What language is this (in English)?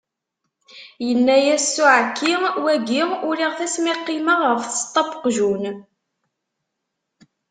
Kabyle